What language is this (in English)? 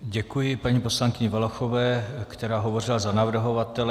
Czech